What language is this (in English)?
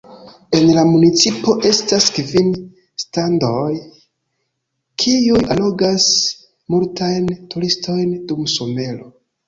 Esperanto